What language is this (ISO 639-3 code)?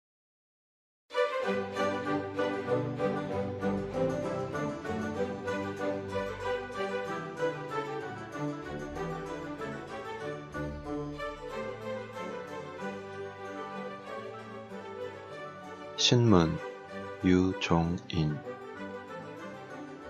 kor